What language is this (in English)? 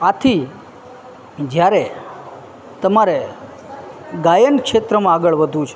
Gujarati